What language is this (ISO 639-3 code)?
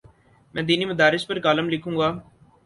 urd